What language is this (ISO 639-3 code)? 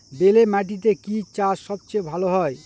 ben